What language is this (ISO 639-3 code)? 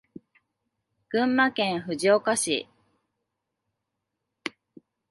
jpn